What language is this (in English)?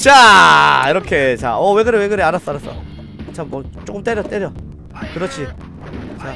Korean